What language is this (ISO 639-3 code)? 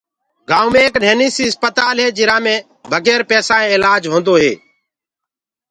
ggg